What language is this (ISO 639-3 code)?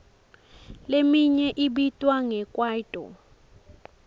ssw